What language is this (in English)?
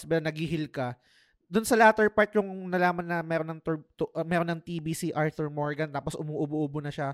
Filipino